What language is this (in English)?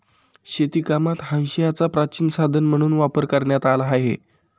Marathi